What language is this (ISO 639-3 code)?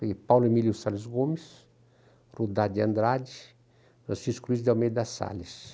por